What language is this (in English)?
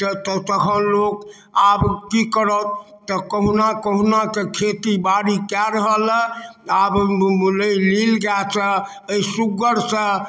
Maithili